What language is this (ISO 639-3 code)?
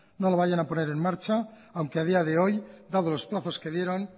spa